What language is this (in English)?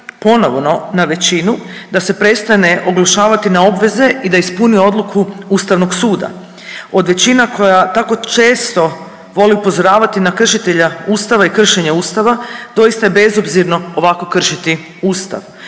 Croatian